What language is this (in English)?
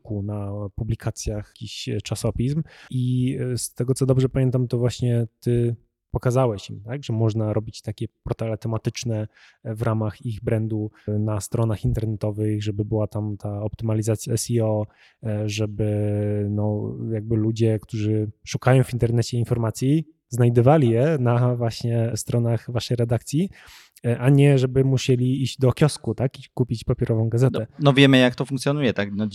Polish